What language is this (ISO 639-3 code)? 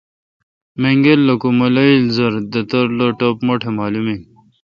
xka